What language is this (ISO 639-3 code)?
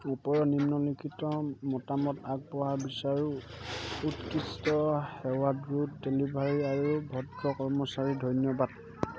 asm